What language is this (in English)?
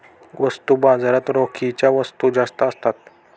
Marathi